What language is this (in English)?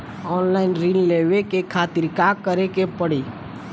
Bhojpuri